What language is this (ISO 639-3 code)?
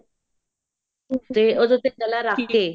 pan